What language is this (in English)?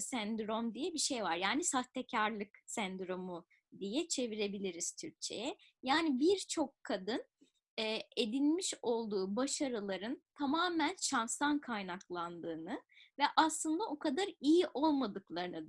Turkish